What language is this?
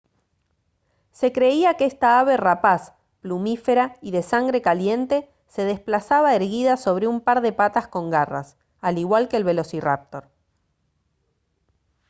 Spanish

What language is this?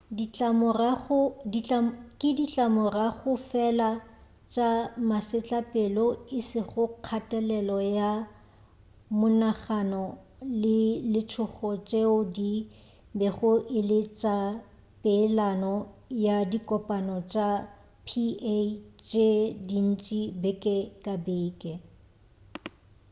Northern Sotho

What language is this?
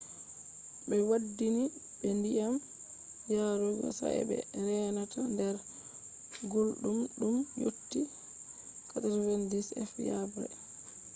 Fula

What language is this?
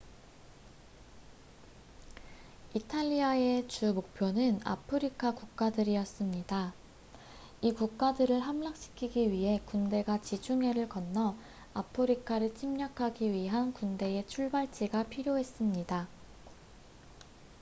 Korean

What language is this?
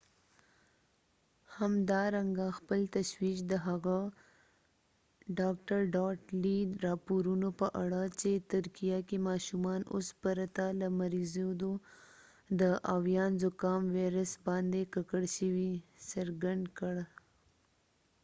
Pashto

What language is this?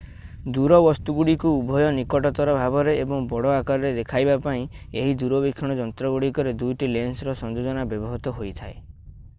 Odia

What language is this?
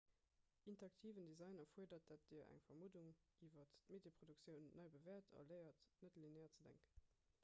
Luxembourgish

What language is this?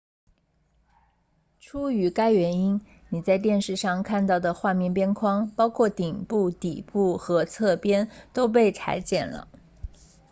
Chinese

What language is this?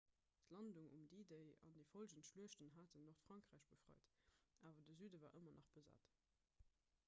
Luxembourgish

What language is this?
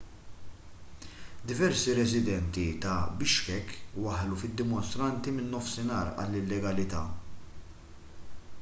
Maltese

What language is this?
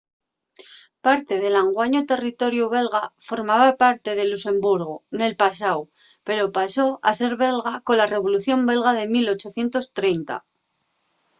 Asturian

